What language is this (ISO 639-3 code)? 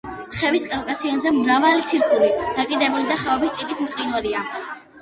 kat